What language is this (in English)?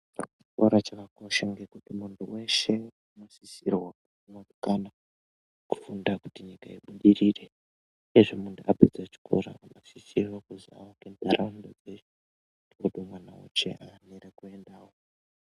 Ndau